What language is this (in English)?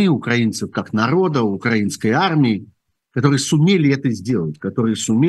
Russian